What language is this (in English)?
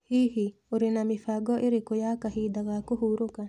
Kikuyu